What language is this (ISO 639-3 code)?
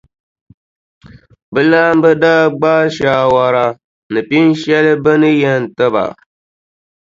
dag